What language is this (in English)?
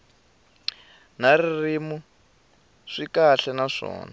Tsonga